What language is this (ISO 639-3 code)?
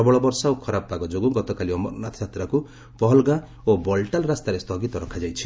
ori